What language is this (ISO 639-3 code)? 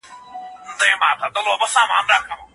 pus